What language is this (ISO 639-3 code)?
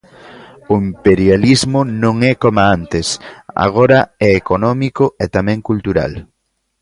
glg